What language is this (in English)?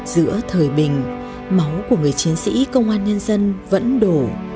Vietnamese